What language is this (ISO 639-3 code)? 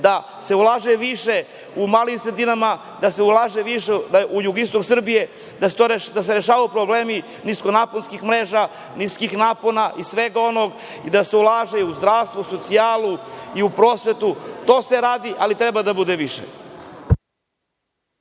srp